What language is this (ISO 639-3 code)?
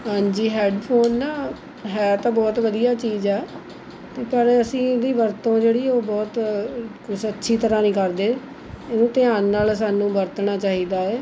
pan